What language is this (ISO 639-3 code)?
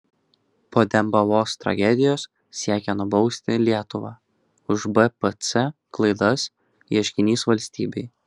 lit